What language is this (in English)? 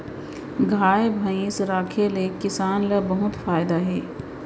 Chhattisgarhi